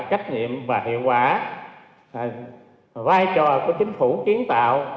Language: Vietnamese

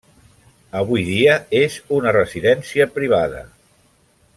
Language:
Catalan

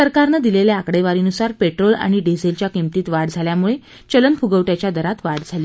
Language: Marathi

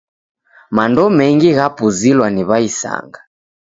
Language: Taita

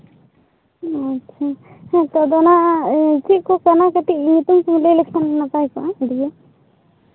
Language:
Santali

